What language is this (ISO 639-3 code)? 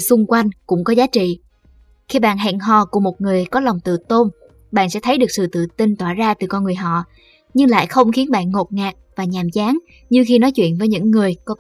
vie